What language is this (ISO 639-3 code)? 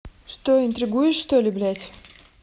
rus